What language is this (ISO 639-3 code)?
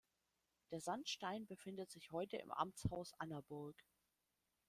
deu